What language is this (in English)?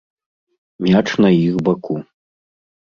Belarusian